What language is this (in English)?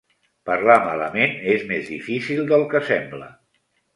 Catalan